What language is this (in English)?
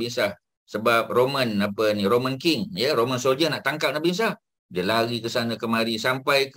Malay